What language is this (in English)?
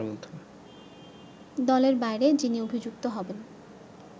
Bangla